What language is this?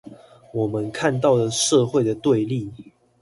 Chinese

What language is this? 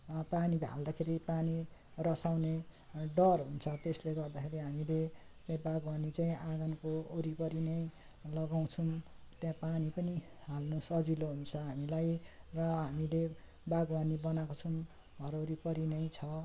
Nepali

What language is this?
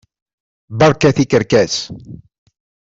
Kabyle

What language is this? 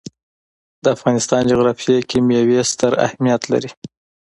Pashto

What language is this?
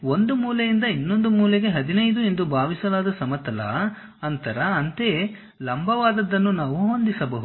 Kannada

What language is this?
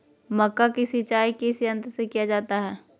Magahi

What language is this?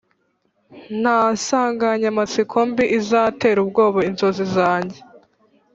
Kinyarwanda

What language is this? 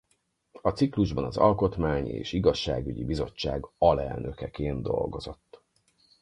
Hungarian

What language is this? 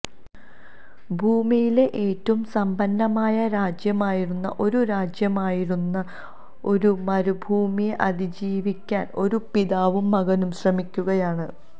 Malayalam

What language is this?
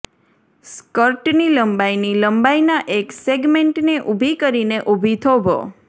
Gujarati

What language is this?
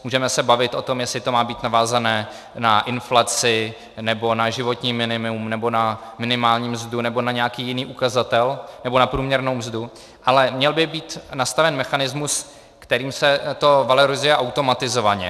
Czech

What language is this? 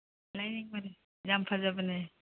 Manipuri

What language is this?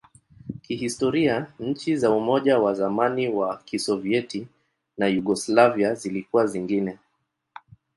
Swahili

